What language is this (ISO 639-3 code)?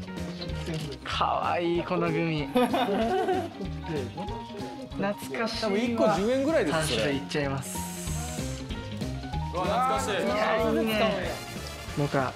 jpn